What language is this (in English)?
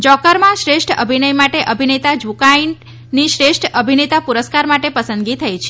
Gujarati